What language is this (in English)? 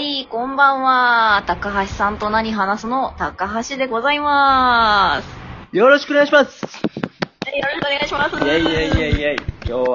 Japanese